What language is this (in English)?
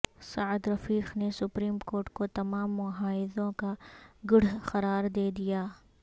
Urdu